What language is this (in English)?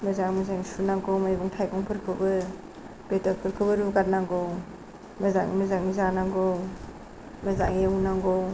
Bodo